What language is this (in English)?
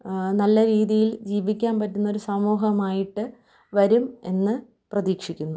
Malayalam